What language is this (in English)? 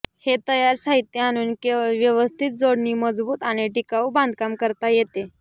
Marathi